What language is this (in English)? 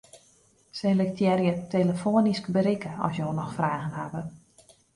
Western Frisian